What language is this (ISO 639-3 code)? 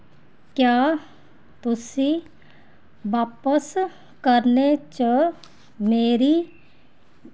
doi